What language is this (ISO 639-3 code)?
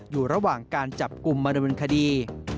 tha